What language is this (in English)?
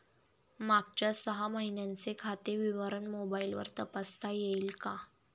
Marathi